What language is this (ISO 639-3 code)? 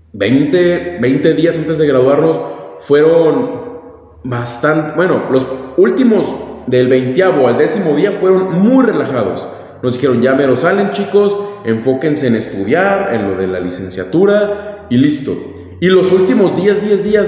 spa